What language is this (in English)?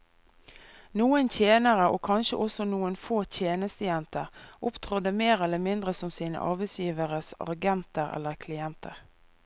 Norwegian